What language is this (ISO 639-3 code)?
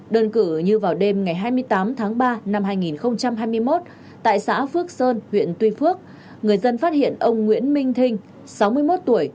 vie